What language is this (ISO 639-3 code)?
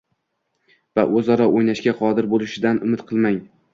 uzb